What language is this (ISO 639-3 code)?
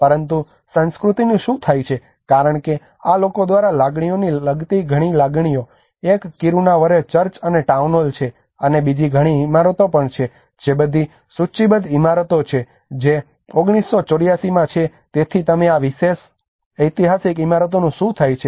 guj